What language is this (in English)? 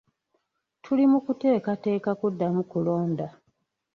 Ganda